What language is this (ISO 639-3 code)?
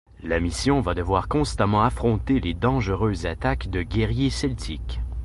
fra